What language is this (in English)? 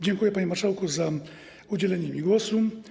Polish